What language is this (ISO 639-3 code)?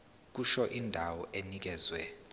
zul